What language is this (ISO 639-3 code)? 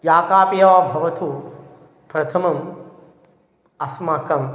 san